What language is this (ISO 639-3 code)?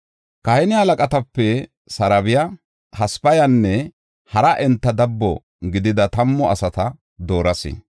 gof